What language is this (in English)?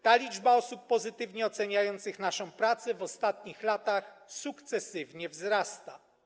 Polish